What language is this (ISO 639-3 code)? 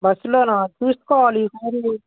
tel